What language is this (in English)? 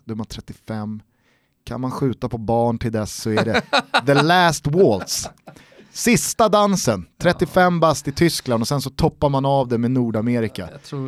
Swedish